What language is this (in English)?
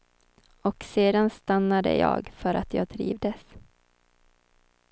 Swedish